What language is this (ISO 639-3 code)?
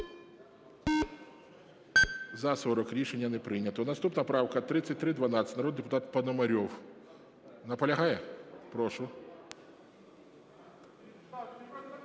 ukr